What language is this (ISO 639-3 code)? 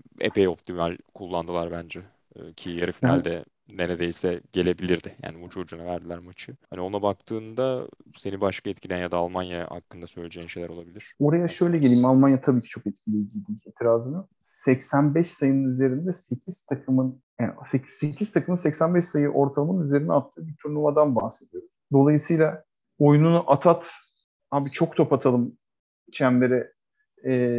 tur